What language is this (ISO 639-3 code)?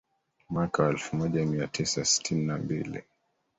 swa